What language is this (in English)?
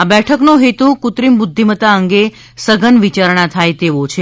Gujarati